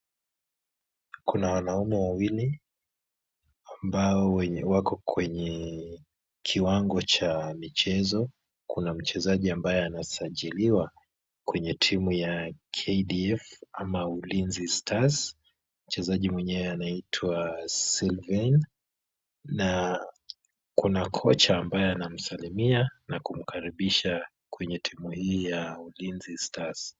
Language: Swahili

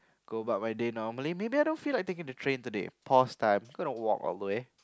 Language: English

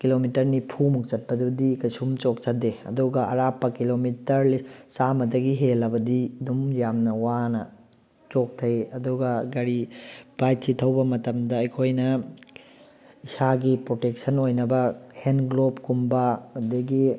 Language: Manipuri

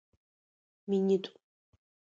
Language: Adyghe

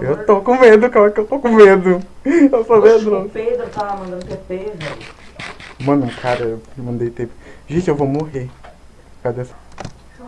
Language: Portuguese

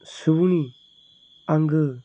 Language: Bodo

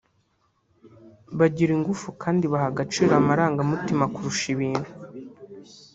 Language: Kinyarwanda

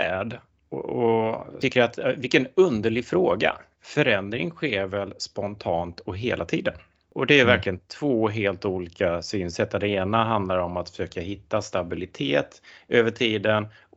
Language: Swedish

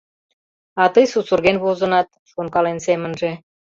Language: Mari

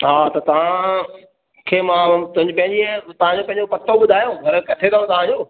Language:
Sindhi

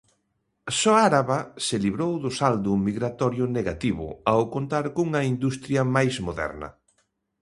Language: Galician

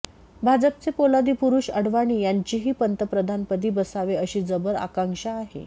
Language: Marathi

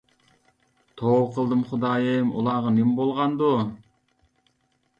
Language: Uyghur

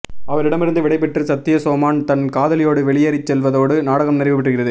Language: Tamil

